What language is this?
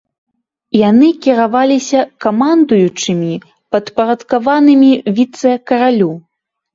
Belarusian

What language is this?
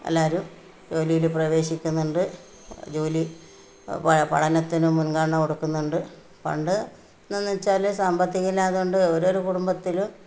Malayalam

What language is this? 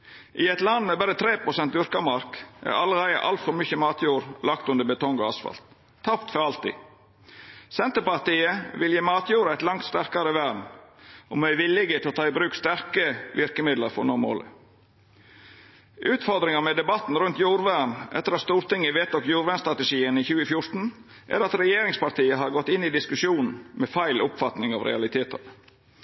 Norwegian Nynorsk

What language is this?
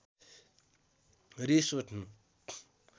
Nepali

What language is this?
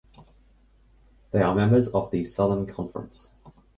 English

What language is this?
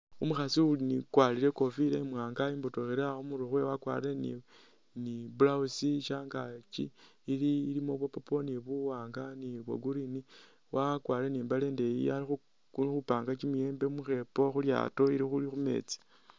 Masaaba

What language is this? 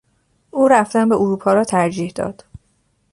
Persian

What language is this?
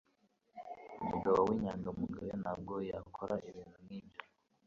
Kinyarwanda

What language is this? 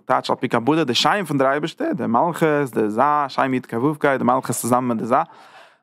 Dutch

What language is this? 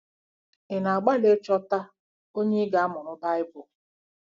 Igbo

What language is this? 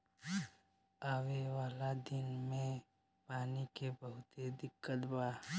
Bhojpuri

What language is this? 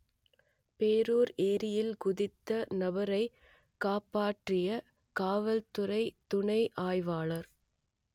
Tamil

